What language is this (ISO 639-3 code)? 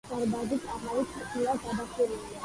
kat